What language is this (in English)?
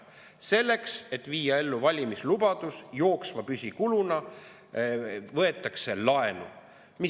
Estonian